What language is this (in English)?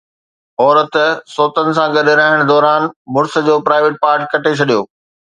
Sindhi